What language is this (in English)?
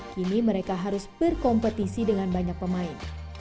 Indonesian